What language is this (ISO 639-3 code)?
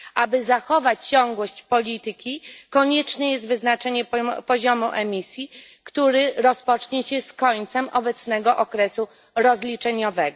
pol